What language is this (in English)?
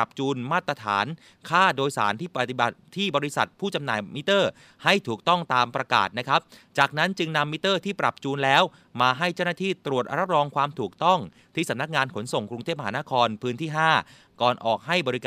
Thai